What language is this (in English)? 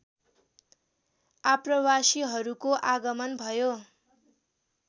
Nepali